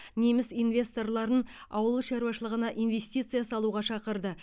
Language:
Kazakh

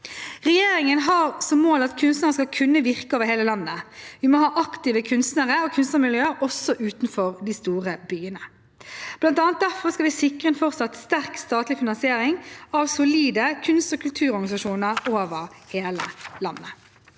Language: Norwegian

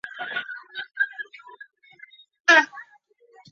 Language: Chinese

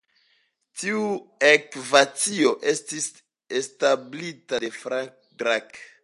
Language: Esperanto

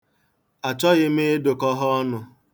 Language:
Igbo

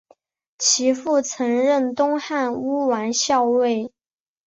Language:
Chinese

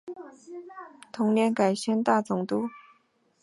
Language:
Chinese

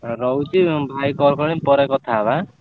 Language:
Odia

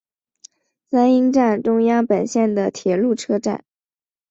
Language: Chinese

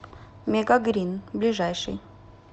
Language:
Russian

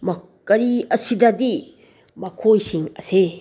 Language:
Manipuri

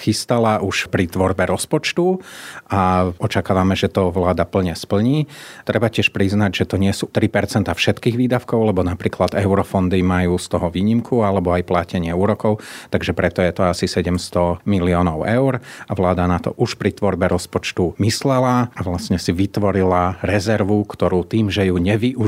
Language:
Slovak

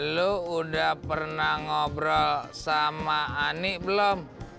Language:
Indonesian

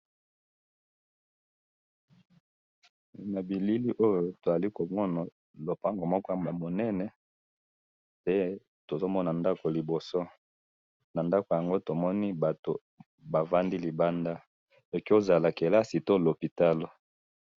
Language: Lingala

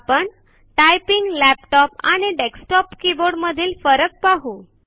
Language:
Marathi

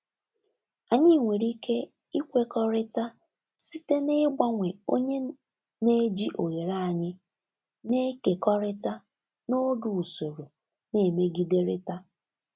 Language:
Igbo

